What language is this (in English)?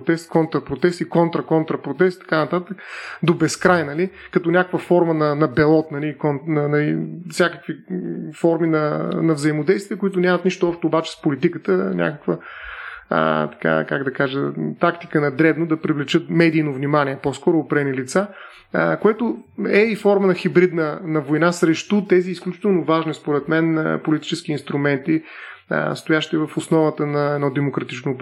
Bulgarian